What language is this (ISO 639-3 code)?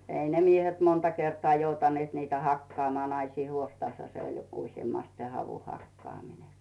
fin